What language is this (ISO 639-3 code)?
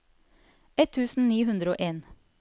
nor